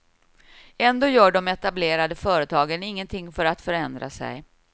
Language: Swedish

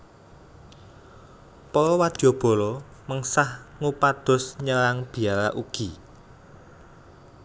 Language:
Javanese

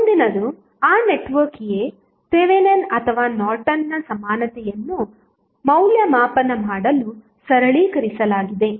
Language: Kannada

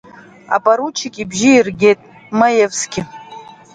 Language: Abkhazian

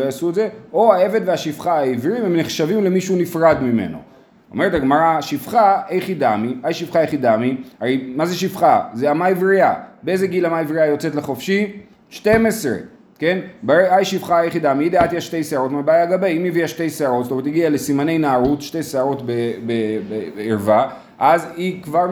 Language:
Hebrew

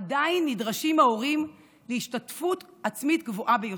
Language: Hebrew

